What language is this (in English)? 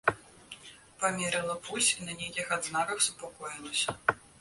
Belarusian